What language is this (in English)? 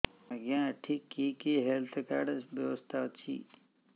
Odia